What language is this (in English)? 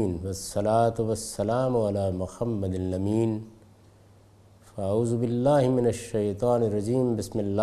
Urdu